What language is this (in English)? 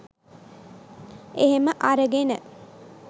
Sinhala